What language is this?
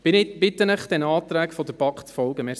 Swiss German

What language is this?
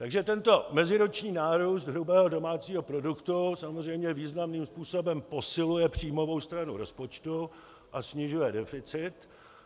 Czech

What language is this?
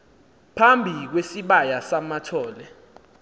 Xhosa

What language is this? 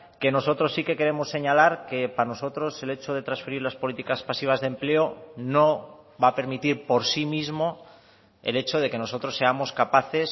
Spanish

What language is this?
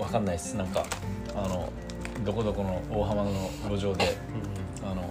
Japanese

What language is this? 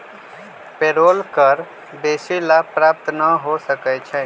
Magahi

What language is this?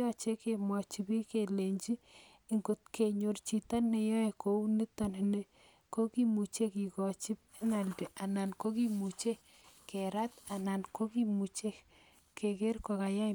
Kalenjin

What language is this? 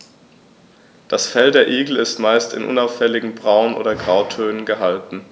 German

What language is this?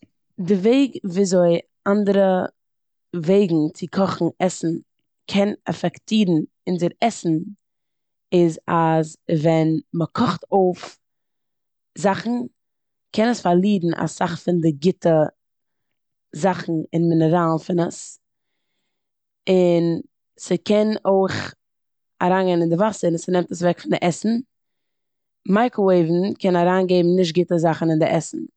Yiddish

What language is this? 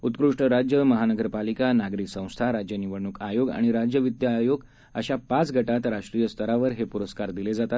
Marathi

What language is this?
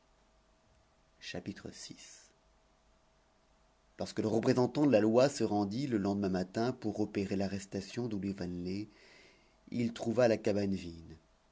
French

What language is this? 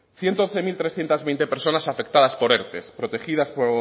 Spanish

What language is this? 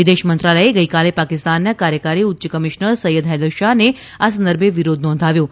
Gujarati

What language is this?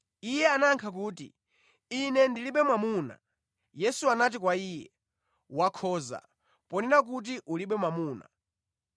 Nyanja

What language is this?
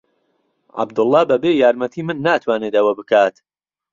Central Kurdish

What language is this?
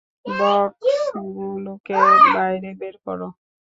Bangla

